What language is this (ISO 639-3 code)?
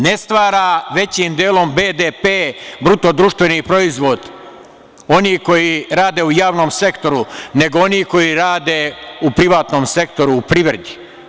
srp